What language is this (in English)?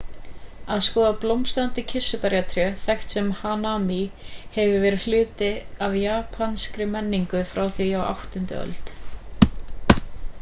Icelandic